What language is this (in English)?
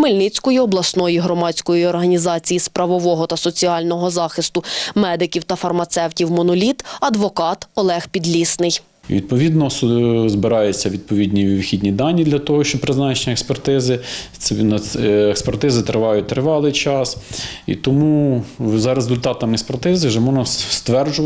Ukrainian